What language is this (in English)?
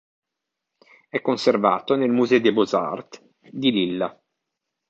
Italian